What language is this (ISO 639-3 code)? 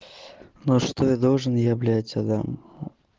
rus